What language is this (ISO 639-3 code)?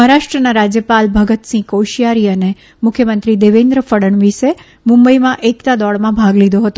guj